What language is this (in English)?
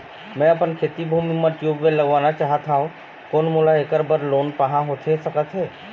Chhattisgarhi